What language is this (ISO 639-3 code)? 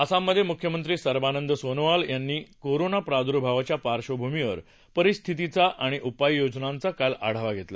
mar